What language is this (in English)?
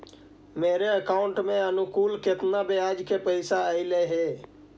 Magahi